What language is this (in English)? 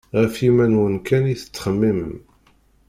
Kabyle